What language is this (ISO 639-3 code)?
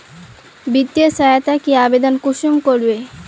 mag